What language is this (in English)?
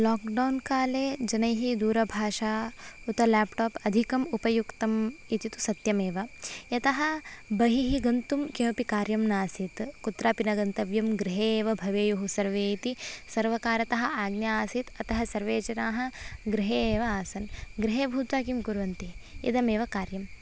Sanskrit